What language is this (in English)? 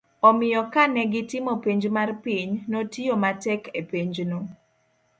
Luo (Kenya and Tanzania)